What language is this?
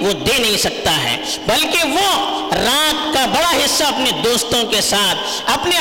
Urdu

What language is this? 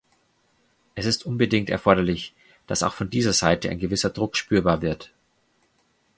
German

